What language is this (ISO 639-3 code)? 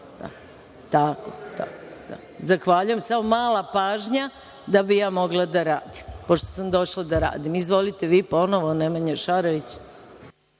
srp